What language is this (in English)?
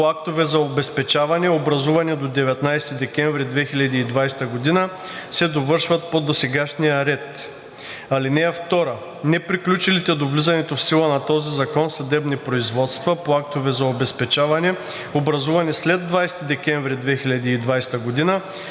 Bulgarian